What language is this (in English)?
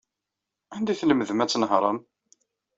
Kabyle